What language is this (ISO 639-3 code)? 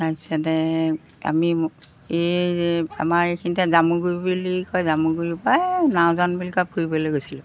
asm